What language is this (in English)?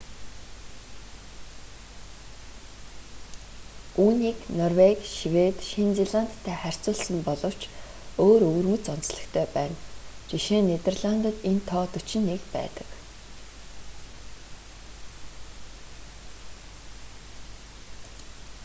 Mongolian